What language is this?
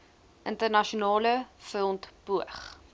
Afrikaans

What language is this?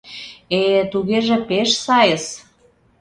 Mari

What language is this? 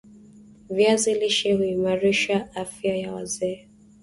Swahili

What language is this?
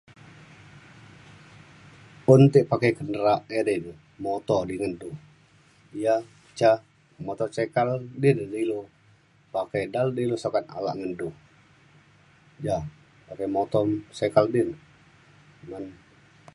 Mainstream Kenyah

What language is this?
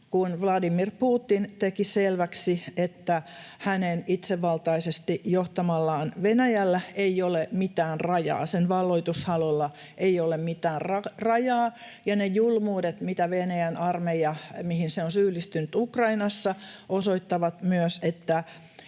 Finnish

